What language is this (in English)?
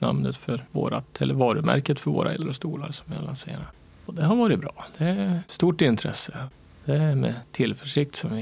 Swedish